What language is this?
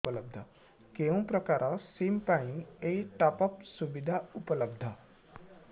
Odia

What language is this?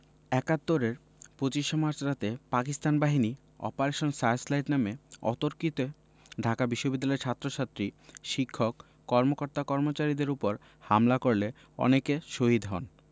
Bangla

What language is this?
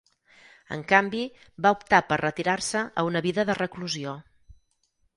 Catalan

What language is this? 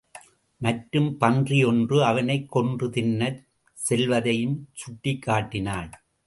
Tamil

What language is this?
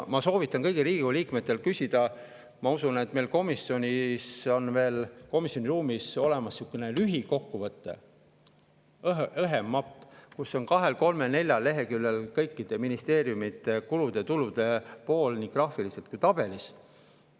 Estonian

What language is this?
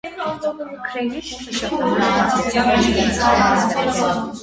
Armenian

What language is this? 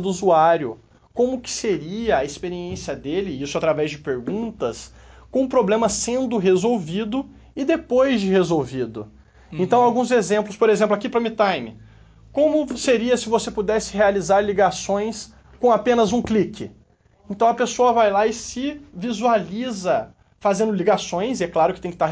Portuguese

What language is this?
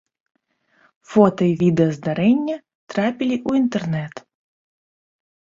Belarusian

